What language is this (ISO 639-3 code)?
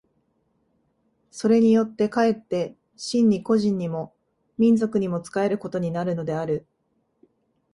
jpn